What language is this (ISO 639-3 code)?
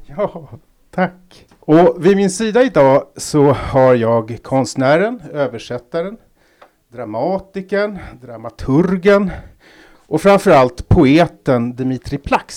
swe